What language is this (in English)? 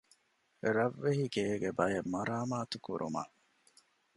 Divehi